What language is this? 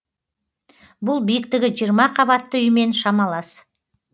Kazakh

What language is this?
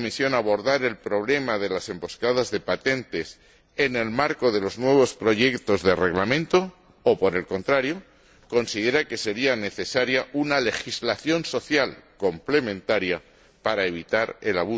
Spanish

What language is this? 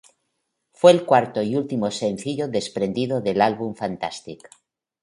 Spanish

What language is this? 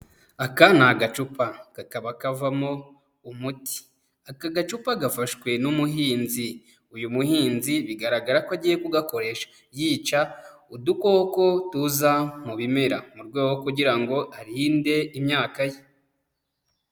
Kinyarwanda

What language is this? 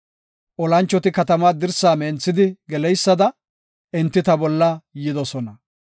Gofa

